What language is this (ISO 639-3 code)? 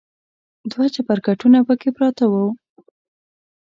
pus